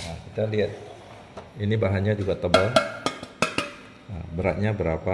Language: Indonesian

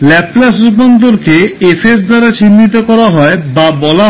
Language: Bangla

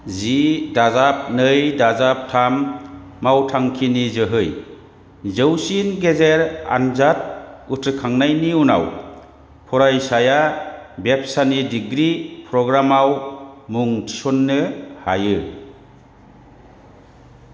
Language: Bodo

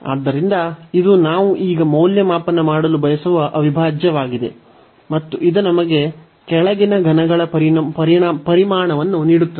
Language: Kannada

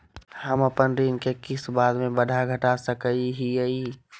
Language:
Magahi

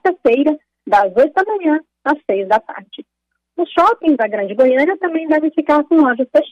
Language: Portuguese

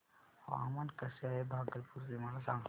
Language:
Marathi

